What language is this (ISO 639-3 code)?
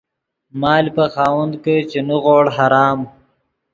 ydg